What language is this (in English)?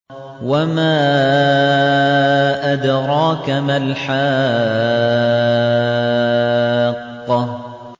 Arabic